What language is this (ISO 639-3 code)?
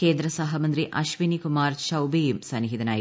mal